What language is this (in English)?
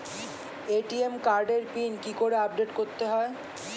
Bangla